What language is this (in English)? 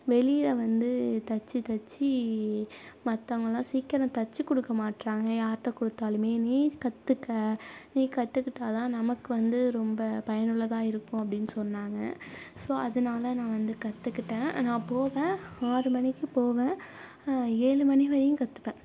Tamil